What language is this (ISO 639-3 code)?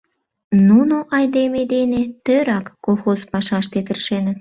chm